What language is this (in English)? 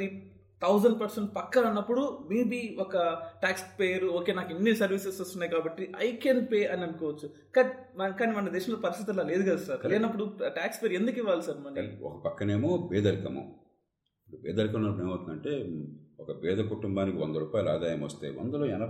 Telugu